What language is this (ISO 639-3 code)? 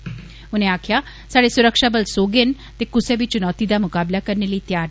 doi